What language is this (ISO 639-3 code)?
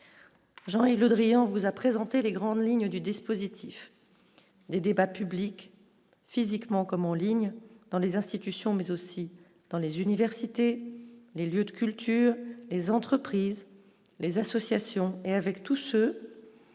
fra